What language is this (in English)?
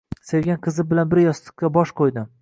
Uzbek